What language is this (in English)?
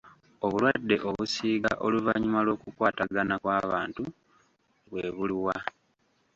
Ganda